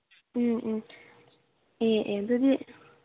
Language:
Manipuri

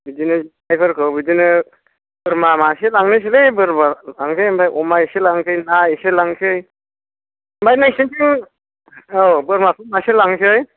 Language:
Bodo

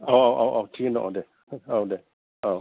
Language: Bodo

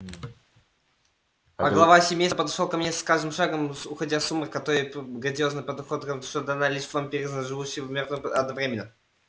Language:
Russian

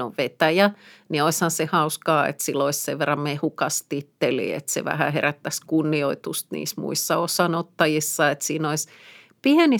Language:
Finnish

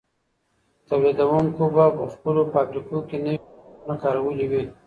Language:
Pashto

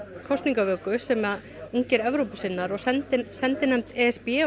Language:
Icelandic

